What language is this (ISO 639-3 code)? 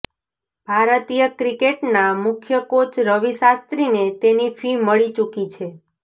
guj